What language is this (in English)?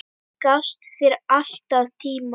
Icelandic